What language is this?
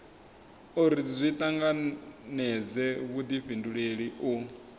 Venda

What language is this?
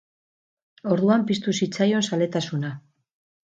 Basque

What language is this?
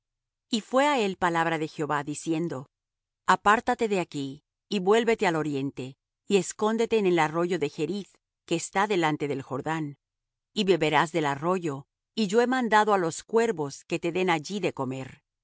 Spanish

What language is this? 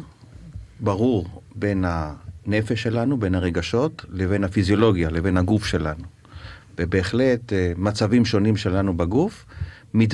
Hebrew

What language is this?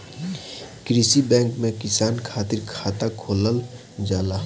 Bhojpuri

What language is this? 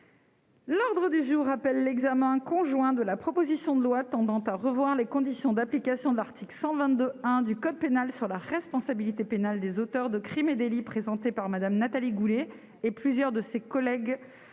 French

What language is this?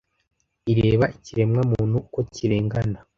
Kinyarwanda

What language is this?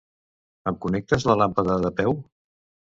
Catalan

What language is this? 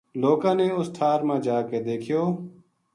Gujari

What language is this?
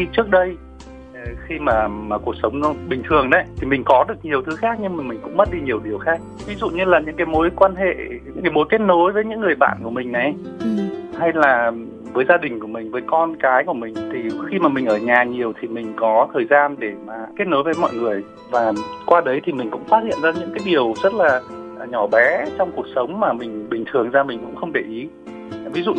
Vietnamese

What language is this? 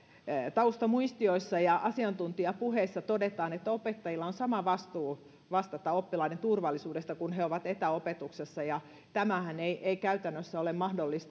Finnish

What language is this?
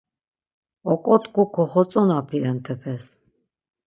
Laz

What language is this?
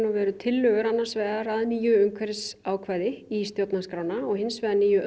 Icelandic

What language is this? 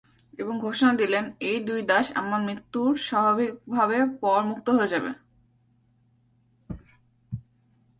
Bangla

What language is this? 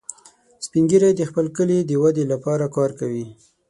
Pashto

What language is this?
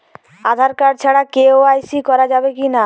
Bangla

